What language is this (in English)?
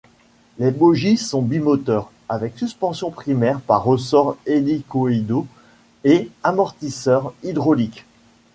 French